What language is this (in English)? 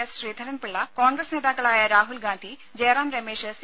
Malayalam